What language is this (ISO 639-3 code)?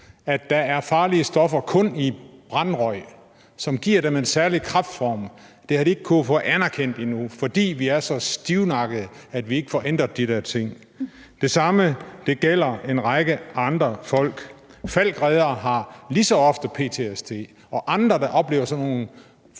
dan